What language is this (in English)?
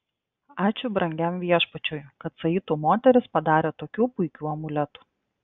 Lithuanian